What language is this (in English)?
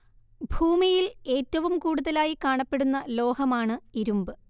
Malayalam